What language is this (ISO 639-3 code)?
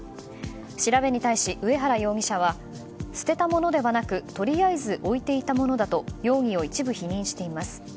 jpn